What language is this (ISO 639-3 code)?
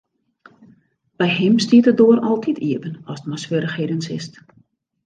fry